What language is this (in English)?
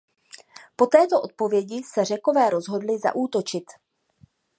Czech